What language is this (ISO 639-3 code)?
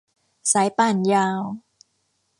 tha